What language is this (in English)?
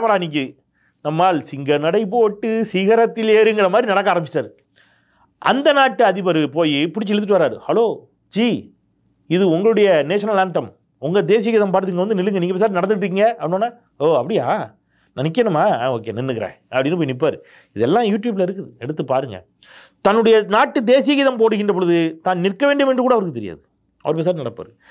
Tamil